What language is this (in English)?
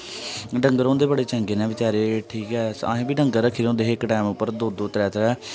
Dogri